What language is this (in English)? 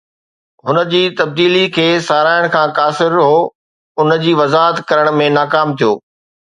Sindhi